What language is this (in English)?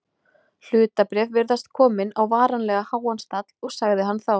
Icelandic